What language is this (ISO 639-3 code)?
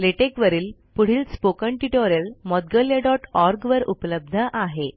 mar